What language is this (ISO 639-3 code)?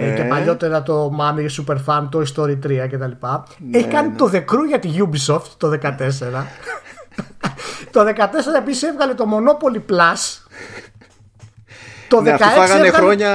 ell